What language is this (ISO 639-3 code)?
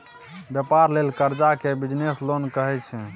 mai